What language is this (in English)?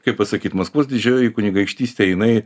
Lithuanian